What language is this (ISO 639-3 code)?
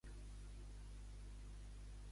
cat